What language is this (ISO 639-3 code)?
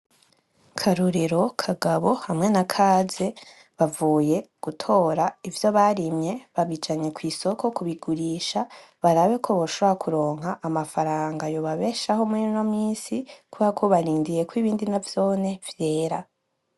run